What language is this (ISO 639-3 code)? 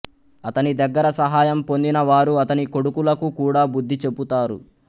tel